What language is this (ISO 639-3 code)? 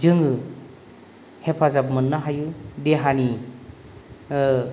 brx